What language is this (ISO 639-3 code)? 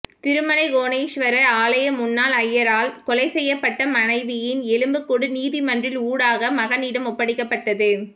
tam